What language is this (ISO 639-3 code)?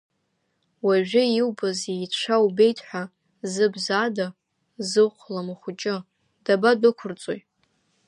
abk